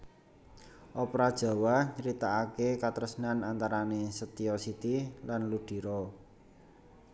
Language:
Javanese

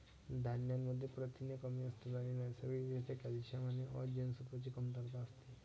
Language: Marathi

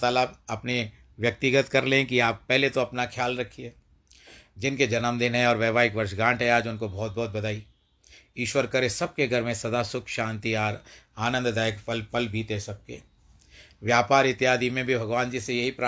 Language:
Hindi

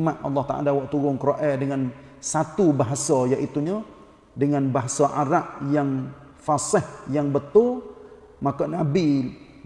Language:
Malay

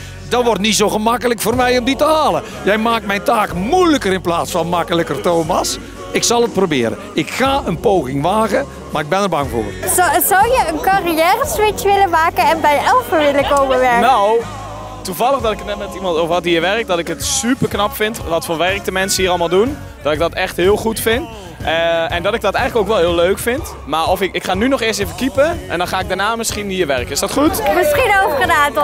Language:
Dutch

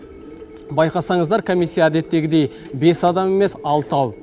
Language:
Kazakh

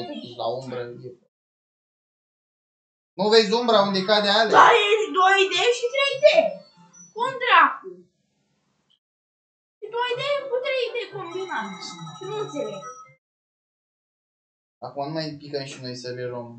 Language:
Romanian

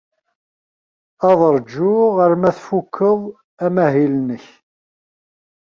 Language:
Kabyle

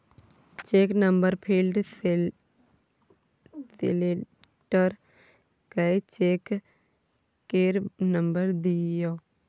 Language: Maithili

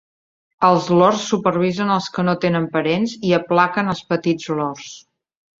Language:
Catalan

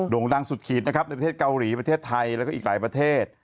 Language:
Thai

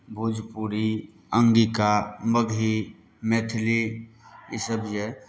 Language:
Maithili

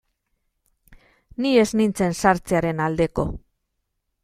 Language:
Basque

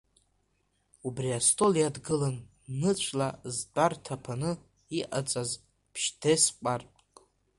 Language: Abkhazian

